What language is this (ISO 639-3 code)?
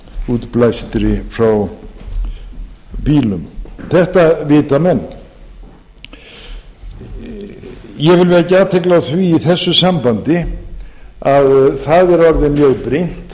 isl